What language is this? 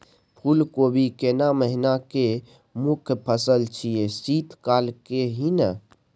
Maithili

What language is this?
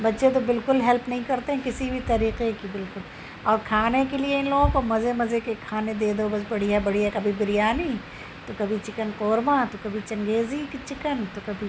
Urdu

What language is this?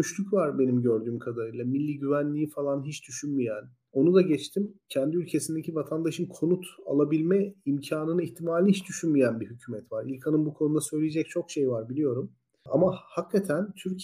Turkish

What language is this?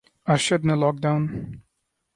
Urdu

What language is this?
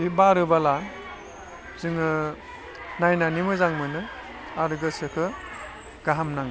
Bodo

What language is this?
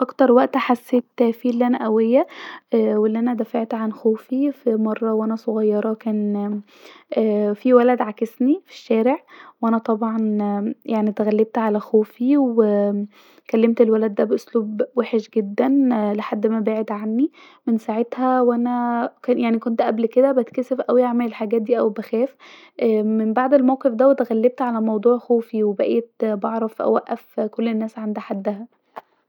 Egyptian Arabic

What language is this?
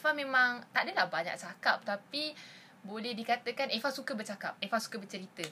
Malay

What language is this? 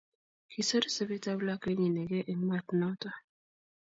Kalenjin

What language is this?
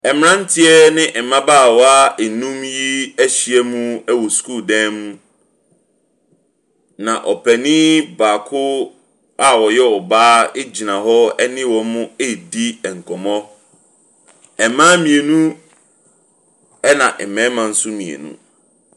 Akan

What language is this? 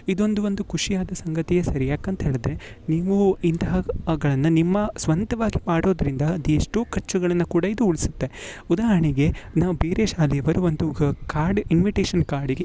Kannada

